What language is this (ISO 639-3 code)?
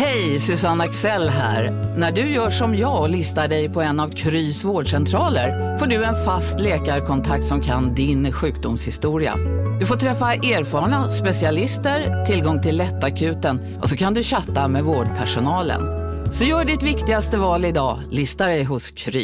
swe